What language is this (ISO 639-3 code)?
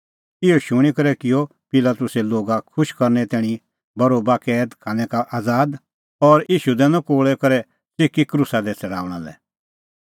kfx